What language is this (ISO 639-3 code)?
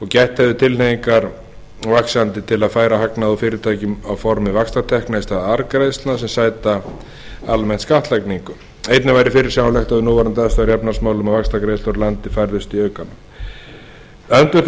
isl